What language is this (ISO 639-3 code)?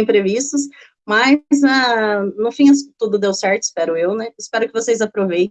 por